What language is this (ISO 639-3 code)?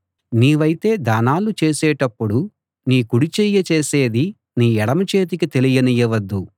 tel